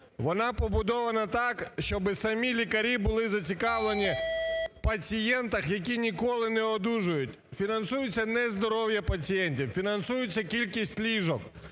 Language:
Ukrainian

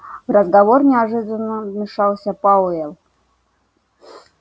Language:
Russian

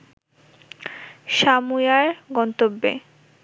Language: Bangla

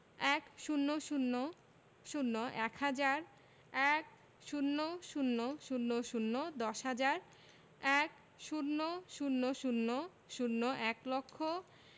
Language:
Bangla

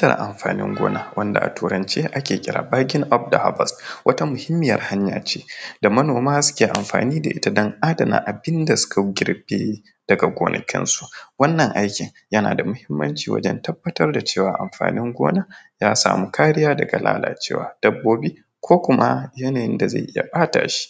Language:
Hausa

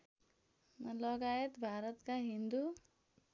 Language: Nepali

